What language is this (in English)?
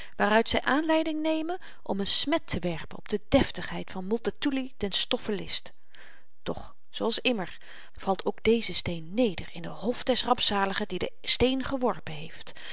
Dutch